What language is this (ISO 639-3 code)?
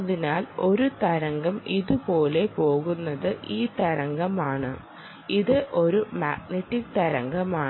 mal